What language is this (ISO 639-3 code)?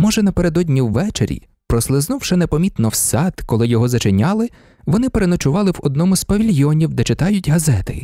ukr